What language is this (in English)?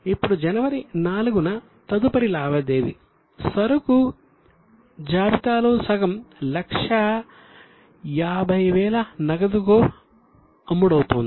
Telugu